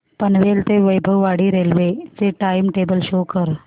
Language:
Marathi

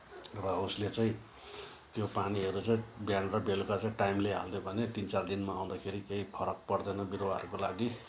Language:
Nepali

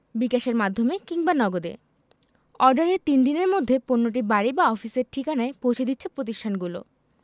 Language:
Bangla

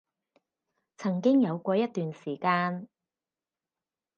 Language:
Cantonese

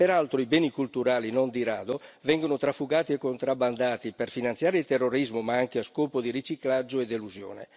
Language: Italian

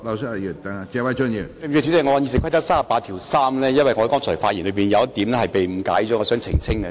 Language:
Cantonese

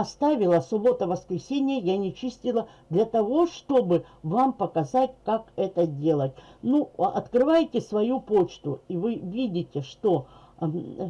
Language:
Russian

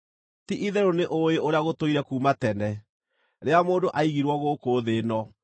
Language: Kikuyu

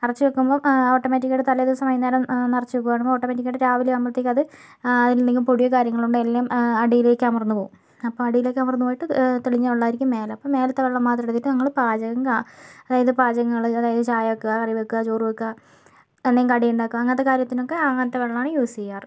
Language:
Malayalam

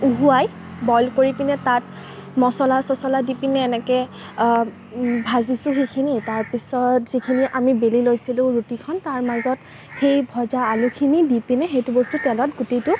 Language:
Assamese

